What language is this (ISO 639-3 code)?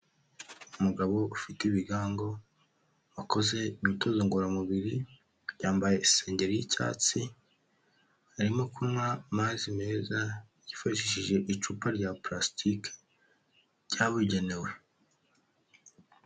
kin